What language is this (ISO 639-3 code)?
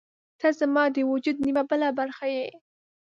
pus